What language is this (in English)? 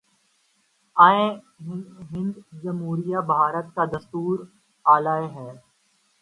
Urdu